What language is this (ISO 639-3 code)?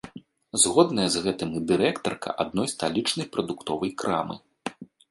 bel